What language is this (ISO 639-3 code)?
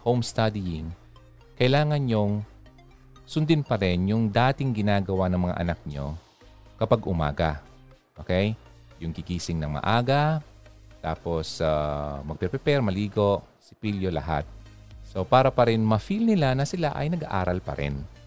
fil